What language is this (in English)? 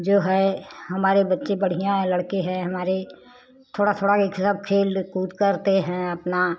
Hindi